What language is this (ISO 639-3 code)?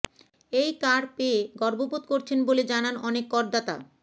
ben